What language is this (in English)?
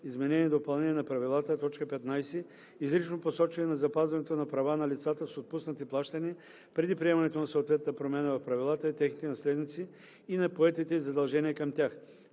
Bulgarian